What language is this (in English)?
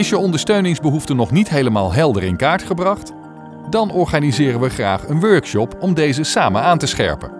Dutch